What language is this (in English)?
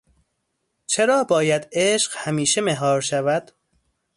Persian